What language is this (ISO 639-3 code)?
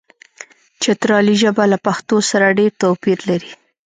pus